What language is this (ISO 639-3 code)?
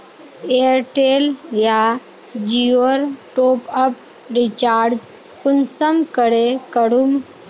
mag